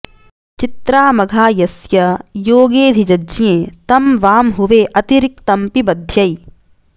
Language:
Sanskrit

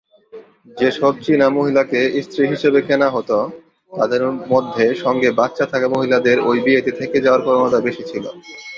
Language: Bangla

